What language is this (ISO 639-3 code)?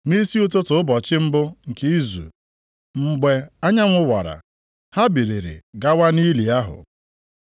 ibo